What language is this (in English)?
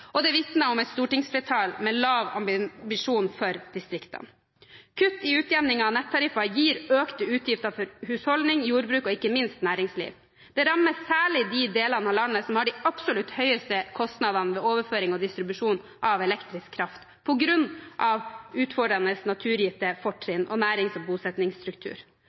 Norwegian Bokmål